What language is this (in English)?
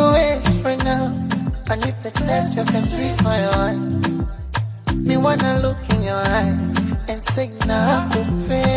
Swahili